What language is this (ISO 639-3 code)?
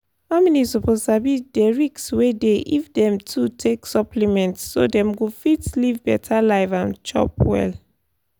pcm